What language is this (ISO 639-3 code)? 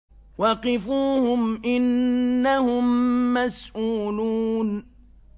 ara